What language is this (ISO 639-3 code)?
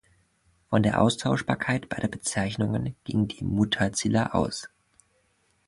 deu